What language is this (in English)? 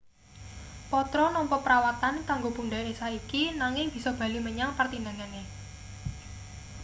Javanese